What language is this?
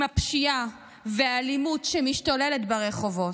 Hebrew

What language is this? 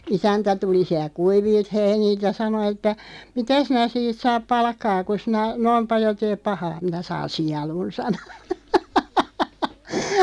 Finnish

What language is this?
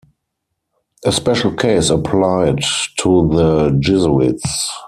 English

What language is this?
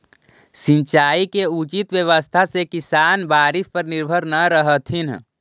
Magahi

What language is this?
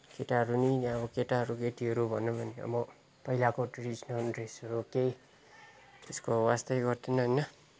Nepali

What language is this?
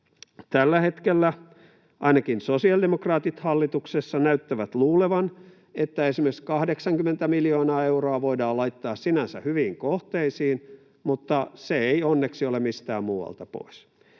Finnish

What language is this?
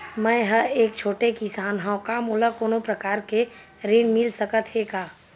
Chhattisgarhi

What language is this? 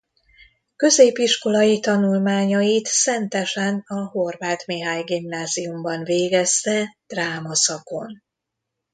Hungarian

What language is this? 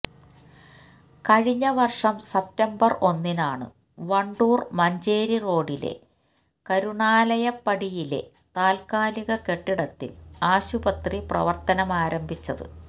Malayalam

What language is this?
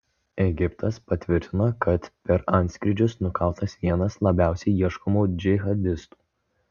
Lithuanian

